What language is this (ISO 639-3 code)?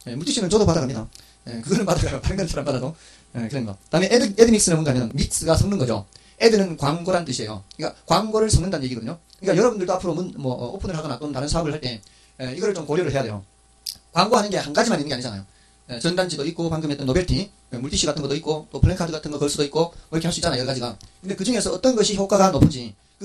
kor